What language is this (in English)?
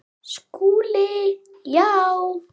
Icelandic